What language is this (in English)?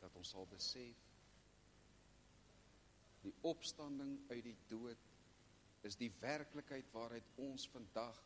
Dutch